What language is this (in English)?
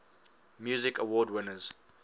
English